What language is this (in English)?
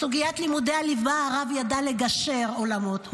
Hebrew